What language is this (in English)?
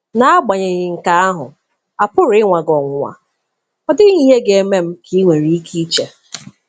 Igbo